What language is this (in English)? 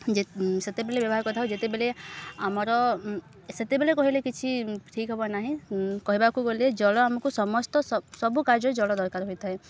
Odia